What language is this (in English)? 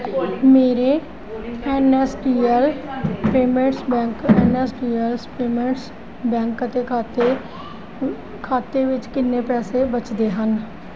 Punjabi